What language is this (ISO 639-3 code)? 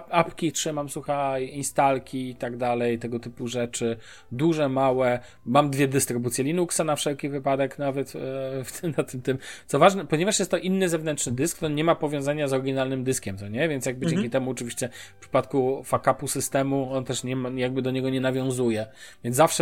pol